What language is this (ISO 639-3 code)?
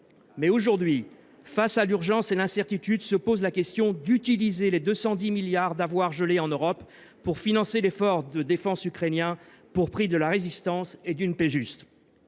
fra